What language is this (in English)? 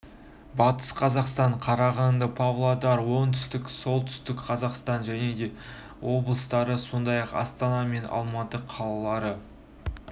Kazakh